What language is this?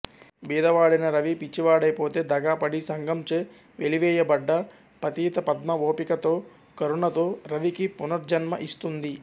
Telugu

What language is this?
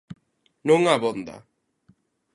Galician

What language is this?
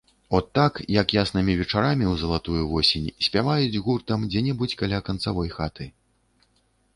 Belarusian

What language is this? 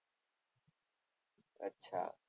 Gujarati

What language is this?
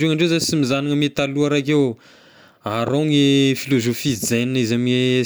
Tesaka Malagasy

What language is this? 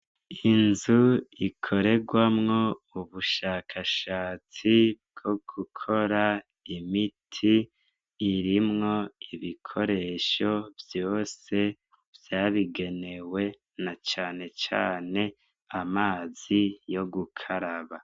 Rundi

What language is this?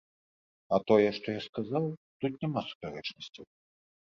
Belarusian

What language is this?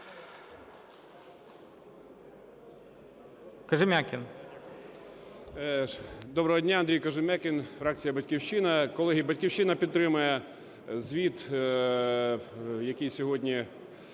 Ukrainian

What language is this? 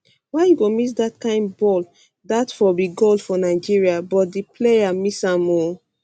Nigerian Pidgin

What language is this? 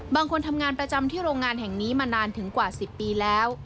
Thai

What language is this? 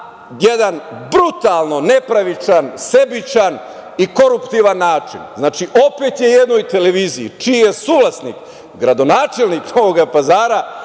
Serbian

